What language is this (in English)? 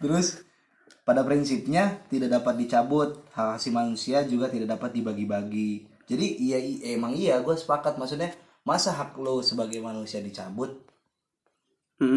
Indonesian